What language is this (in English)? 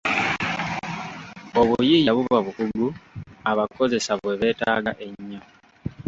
Ganda